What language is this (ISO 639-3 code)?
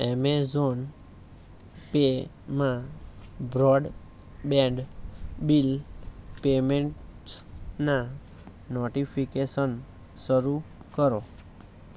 guj